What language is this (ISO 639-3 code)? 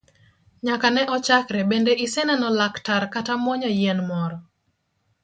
luo